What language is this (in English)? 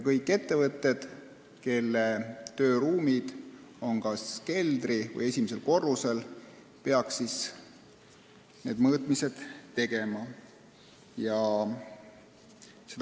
Estonian